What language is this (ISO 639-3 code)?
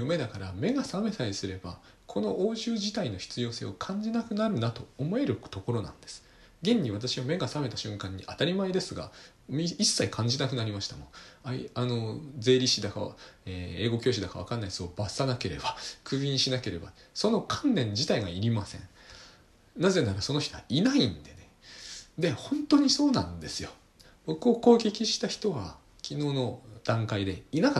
jpn